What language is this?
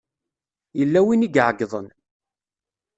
Kabyle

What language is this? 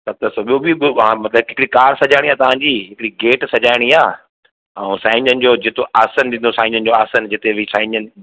Sindhi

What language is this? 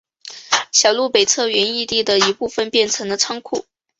Chinese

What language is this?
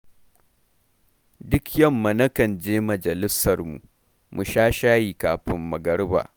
Hausa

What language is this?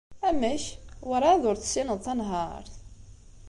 Kabyle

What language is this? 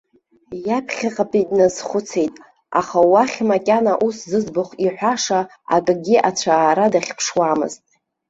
Abkhazian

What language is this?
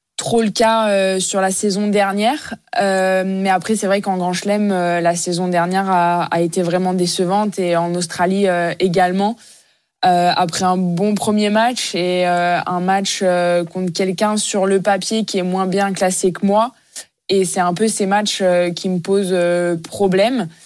French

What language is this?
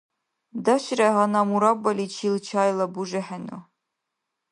Dargwa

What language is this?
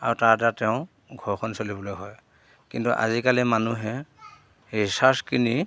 Assamese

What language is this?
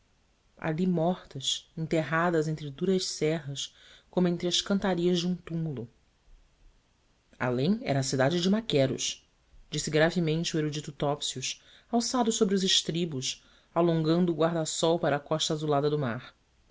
Portuguese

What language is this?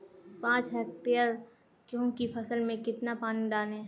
Hindi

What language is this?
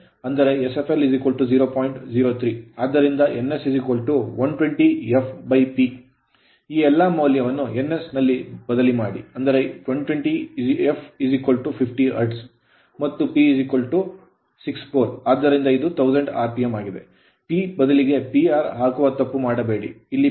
Kannada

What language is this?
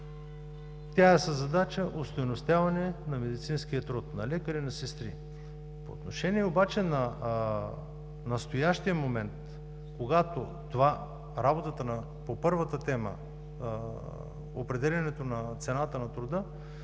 Bulgarian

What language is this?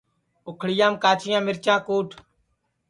Sansi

